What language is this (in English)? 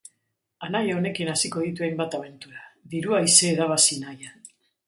Basque